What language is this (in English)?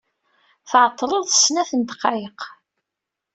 Kabyle